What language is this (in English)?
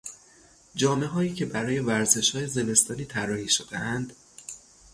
Persian